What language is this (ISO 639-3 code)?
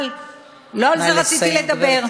heb